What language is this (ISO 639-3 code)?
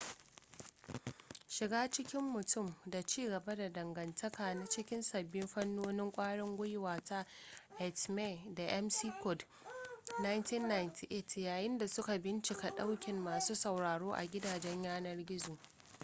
hau